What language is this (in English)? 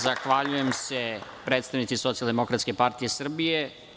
Serbian